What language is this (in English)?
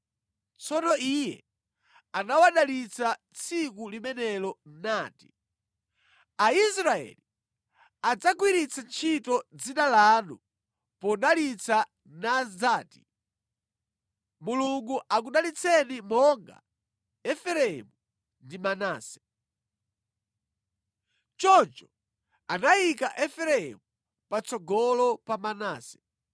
Nyanja